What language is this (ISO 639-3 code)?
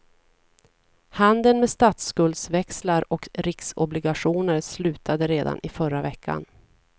swe